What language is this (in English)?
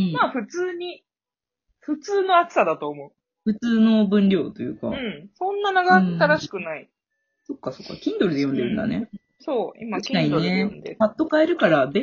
Japanese